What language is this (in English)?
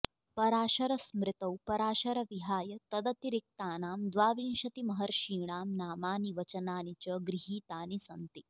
Sanskrit